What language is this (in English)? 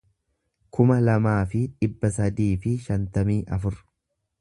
Oromo